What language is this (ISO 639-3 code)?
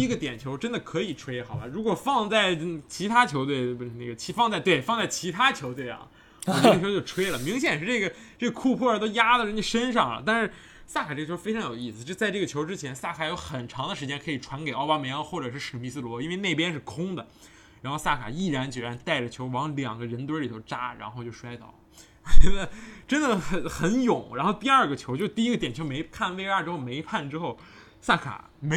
zho